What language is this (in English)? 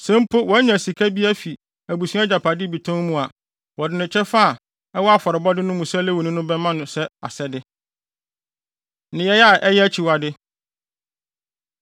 Akan